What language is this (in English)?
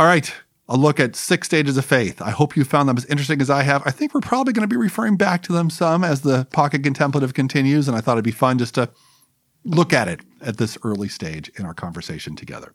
English